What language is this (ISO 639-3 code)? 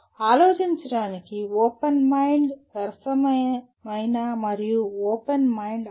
tel